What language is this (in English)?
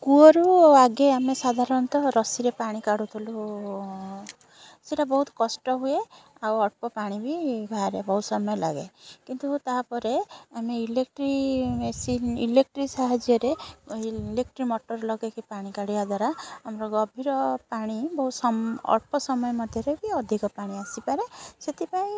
Odia